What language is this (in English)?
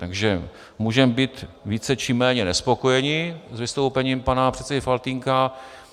Czech